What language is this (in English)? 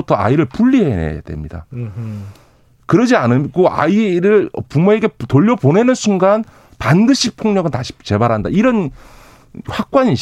Korean